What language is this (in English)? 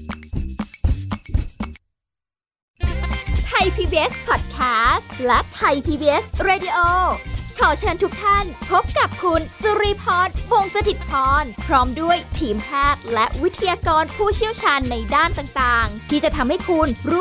Thai